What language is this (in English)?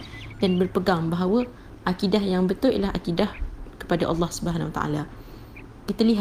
Malay